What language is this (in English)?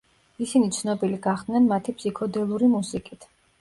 Georgian